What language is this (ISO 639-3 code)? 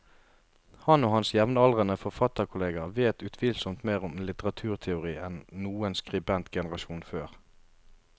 nor